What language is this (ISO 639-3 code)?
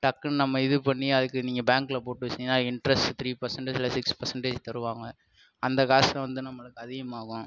tam